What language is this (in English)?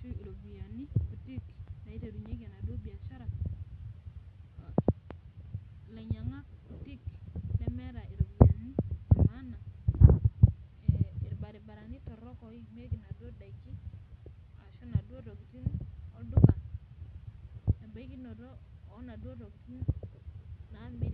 Masai